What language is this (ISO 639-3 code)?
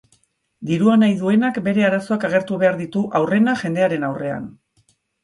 eus